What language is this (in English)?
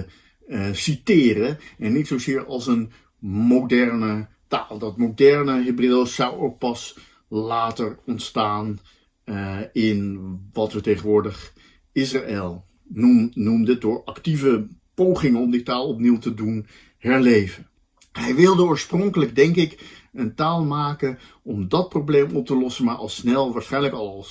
Dutch